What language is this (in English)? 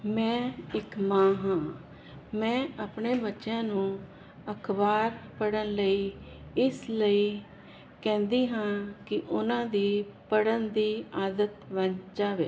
Punjabi